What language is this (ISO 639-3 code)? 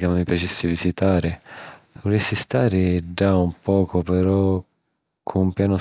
scn